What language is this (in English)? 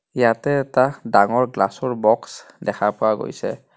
Assamese